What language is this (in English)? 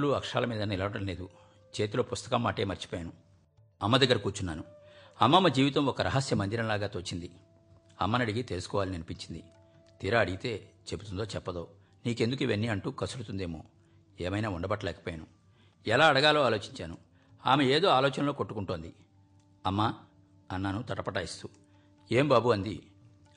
Telugu